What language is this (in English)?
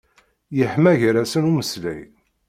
Kabyle